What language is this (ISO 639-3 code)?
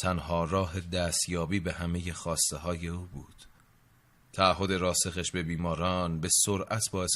fas